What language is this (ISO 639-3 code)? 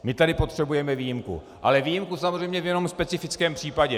ces